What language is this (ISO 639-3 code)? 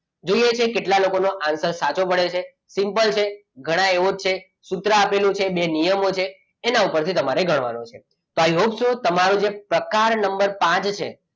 guj